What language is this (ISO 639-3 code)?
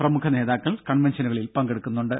mal